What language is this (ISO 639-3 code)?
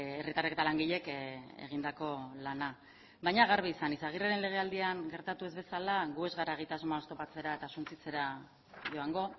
eus